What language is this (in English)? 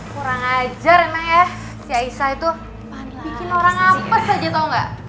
Indonesian